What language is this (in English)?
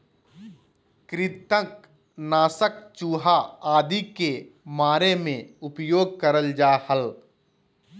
Magahi